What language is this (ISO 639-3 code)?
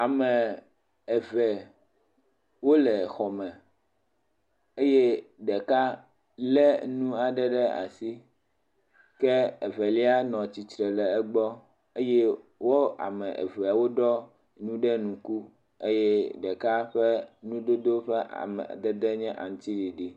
ewe